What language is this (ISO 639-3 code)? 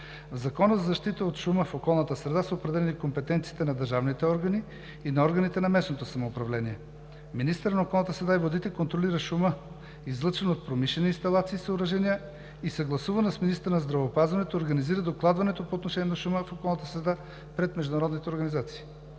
bul